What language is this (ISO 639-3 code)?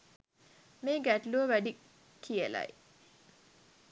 sin